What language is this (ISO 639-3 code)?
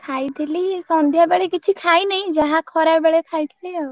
ori